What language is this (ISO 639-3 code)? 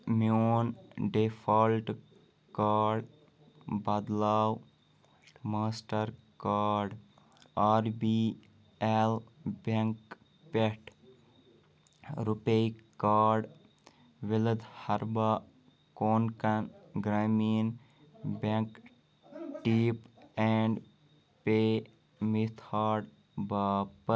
kas